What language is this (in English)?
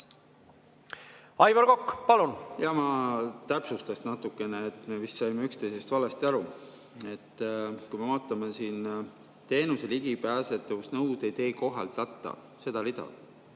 Estonian